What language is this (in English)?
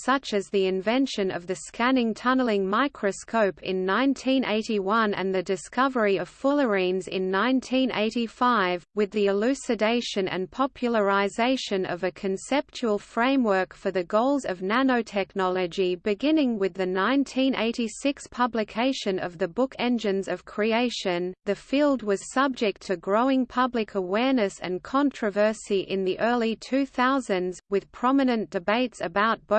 English